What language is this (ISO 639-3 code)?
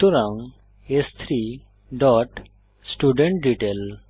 ben